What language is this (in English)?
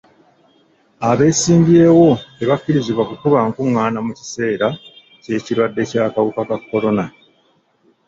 Ganda